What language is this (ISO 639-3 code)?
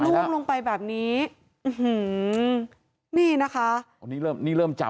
tha